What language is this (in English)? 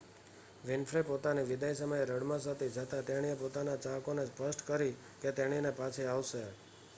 Gujarati